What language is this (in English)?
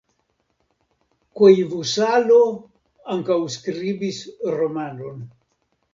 Esperanto